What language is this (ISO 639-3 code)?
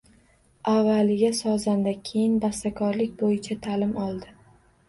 uzb